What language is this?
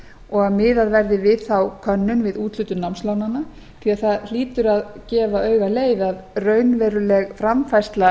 Icelandic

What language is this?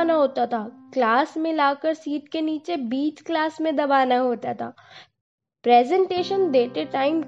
Hindi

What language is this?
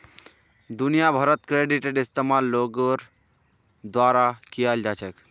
Magahi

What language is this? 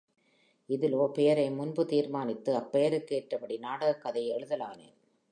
Tamil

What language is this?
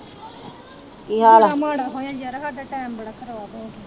Punjabi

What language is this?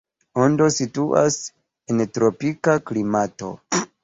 Esperanto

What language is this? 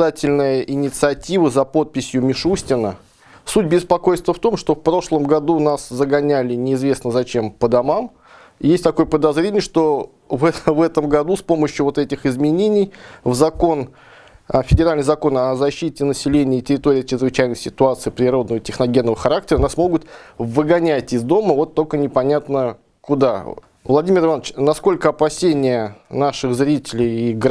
Russian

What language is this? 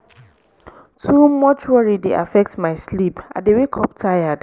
Nigerian Pidgin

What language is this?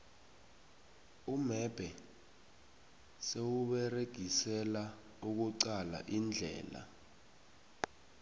South Ndebele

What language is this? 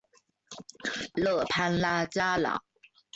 Chinese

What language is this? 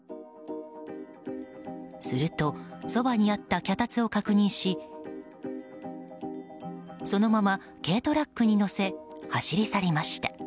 Japanese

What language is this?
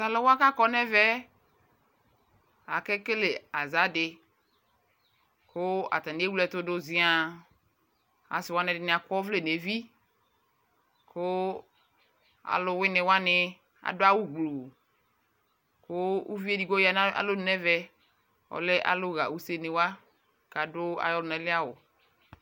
Ikposo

